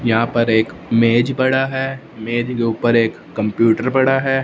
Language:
Hindi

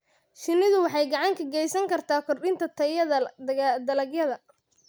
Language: Somali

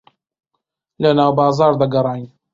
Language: Central Kurdish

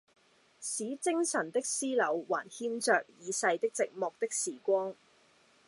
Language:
Cantonese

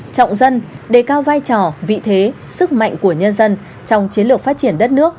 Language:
Vietnamese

